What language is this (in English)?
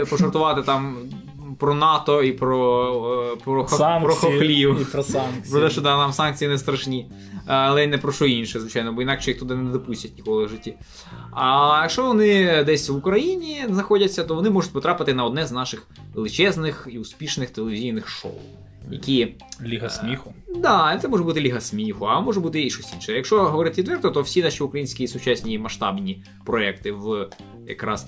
Ukrainian